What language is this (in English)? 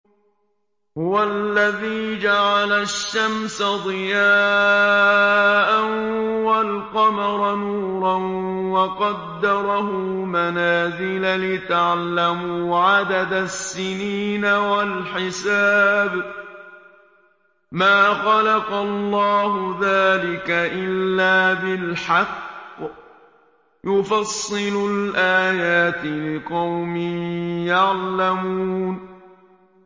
Arabic